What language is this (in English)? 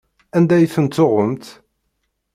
Kabyle